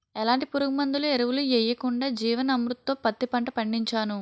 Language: Telugu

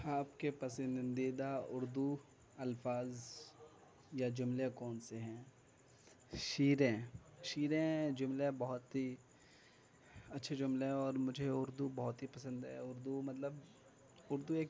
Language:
Urdu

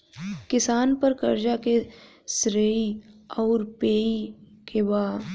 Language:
Bhojpuri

